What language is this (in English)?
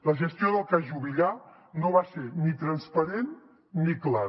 Catalan